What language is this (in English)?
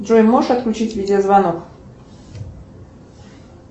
Russian